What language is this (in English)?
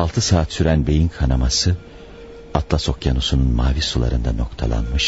Turkish